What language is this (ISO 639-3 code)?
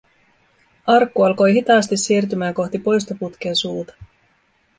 fin